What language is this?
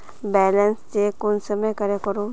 Magahi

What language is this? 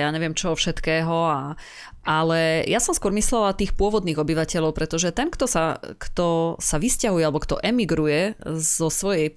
Slovak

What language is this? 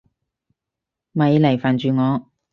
Cantonese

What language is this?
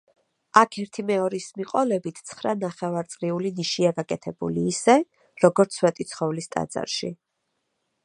Georgian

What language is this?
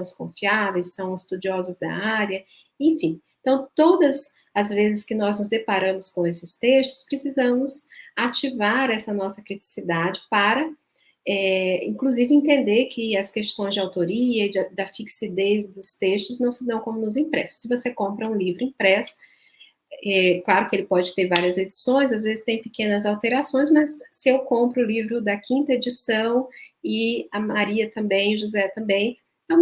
Portuguese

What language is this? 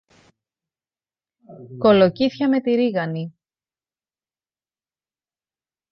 Greek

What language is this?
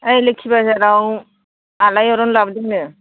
Bodo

